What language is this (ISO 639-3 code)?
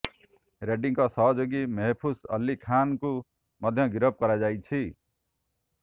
ori